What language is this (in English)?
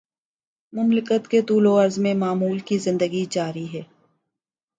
Urdu